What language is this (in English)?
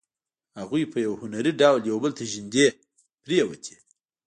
Pashto